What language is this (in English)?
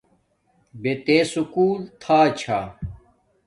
Domaaki